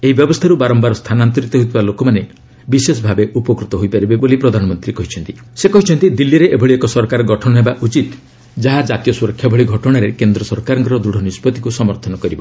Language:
Odia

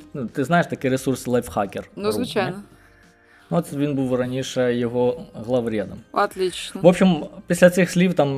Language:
Ukrainian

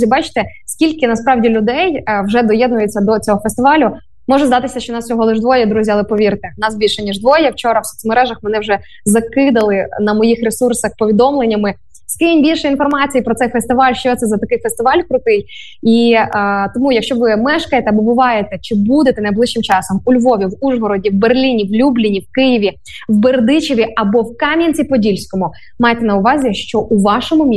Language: Ukrainian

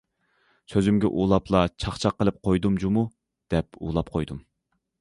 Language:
Uyghur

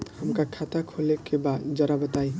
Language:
Bhojpuri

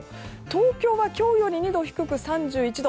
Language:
Japanese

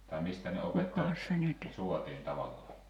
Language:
Finnish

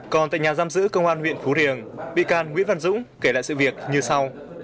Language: Vietnamese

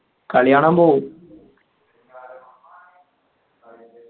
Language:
Malayalam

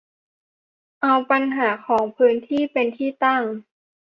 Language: Thai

